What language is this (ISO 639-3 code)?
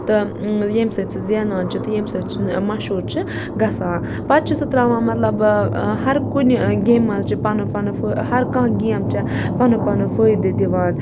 kas